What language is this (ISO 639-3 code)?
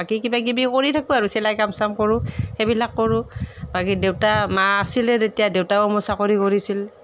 asm